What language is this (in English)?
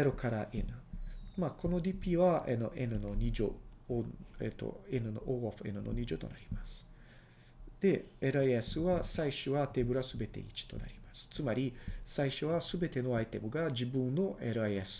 Japanese